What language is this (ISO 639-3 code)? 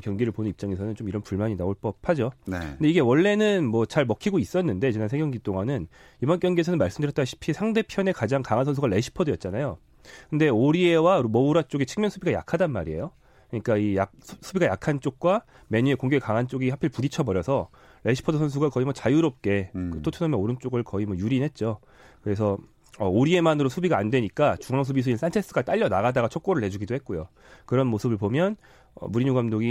kor